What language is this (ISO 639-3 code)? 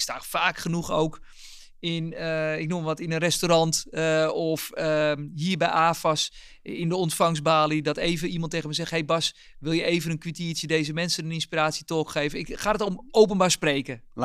nld